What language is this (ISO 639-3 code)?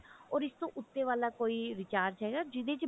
pan